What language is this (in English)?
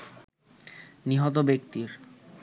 Bangla